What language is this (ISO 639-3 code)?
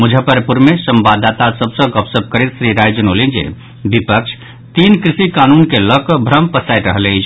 mai